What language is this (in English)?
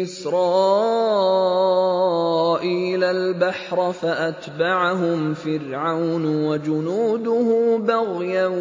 Arabic